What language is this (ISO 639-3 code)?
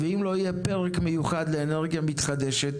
heb